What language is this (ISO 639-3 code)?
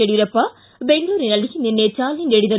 kan